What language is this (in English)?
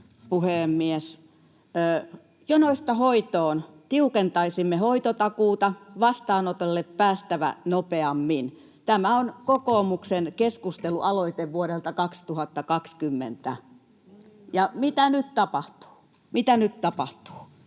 Finnish